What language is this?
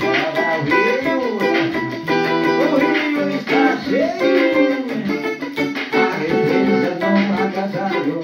Indonesian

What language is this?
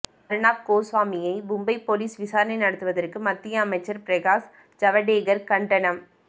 Tamil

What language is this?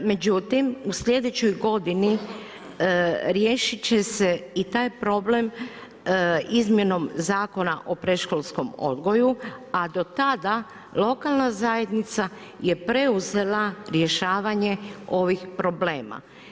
Croatian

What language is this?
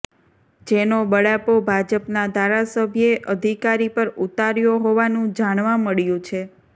Gujarati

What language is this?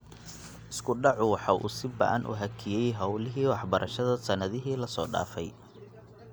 Somali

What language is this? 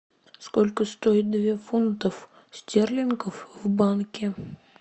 Russian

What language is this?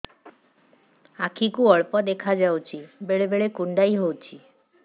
Odia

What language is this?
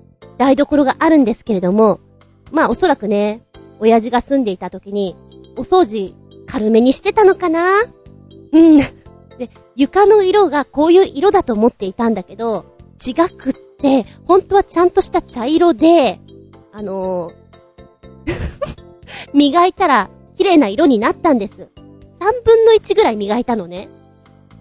Japanese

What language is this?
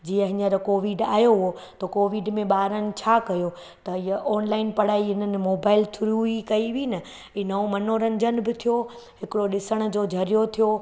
Sindhi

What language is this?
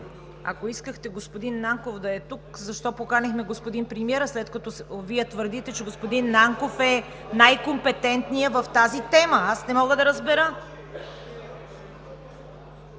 Bulgarian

